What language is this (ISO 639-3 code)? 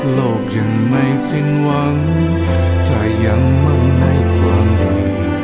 tha